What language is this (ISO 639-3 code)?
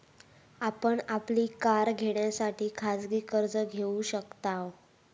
mar